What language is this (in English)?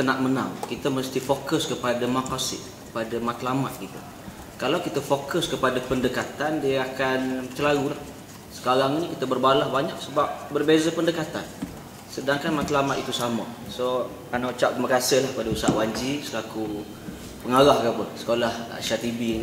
Malay